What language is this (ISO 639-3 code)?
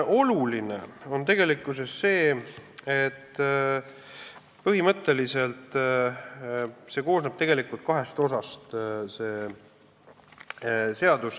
est